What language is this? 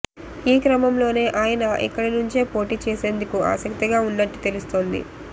Telugu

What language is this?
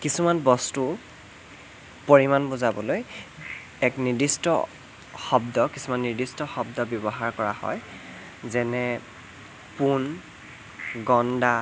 Assamese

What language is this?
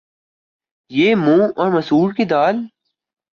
Urdu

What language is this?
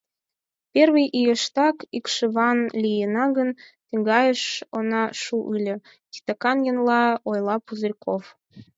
Mari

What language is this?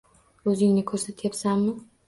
Uzbek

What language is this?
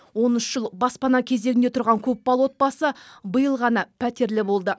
Kazakh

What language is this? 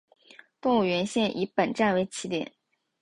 Chinese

